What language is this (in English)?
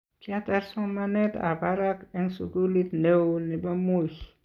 Kalenjin